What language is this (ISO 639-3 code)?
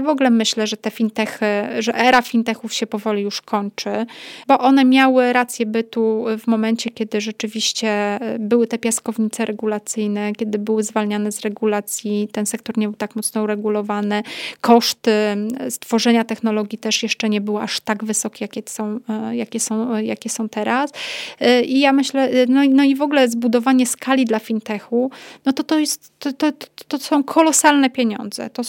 pol